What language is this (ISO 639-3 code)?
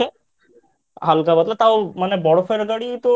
ben